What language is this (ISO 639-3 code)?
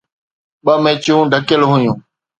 snd